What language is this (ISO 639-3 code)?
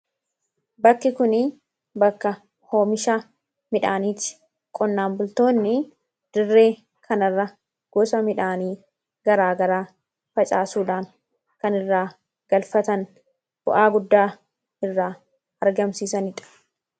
orm